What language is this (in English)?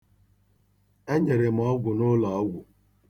Igbo